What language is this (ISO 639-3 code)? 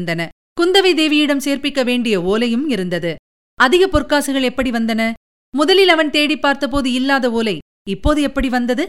tam